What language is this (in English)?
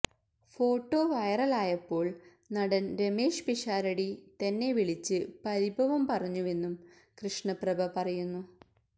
Malayalam